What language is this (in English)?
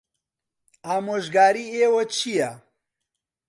Central Kurdish